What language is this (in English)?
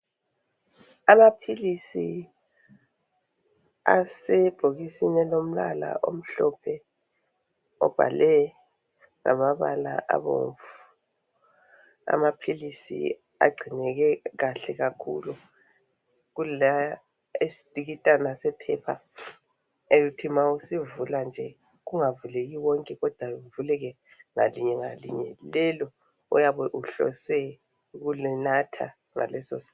North Ndebele